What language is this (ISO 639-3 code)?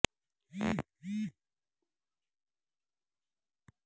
urd